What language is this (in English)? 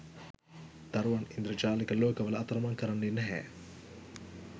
Sinhala